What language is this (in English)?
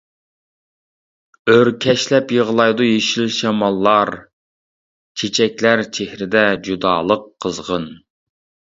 Uyghur